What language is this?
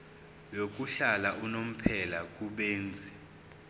Zulu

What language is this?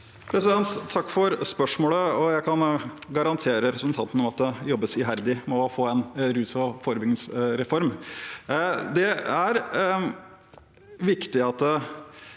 Norwegian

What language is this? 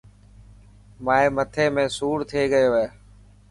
Dhatki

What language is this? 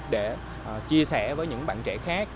Vietnamese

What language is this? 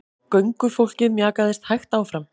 Icelandic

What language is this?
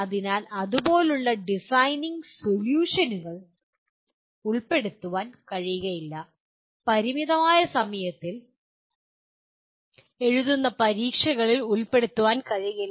Malayalam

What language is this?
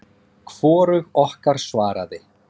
Icelandic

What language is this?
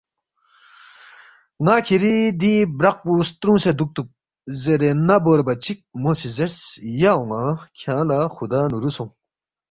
Balti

